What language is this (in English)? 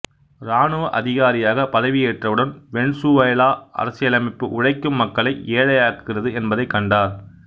Tamil